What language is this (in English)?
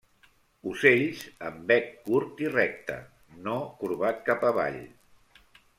Catalan